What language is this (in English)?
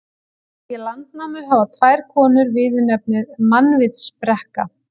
Icelandic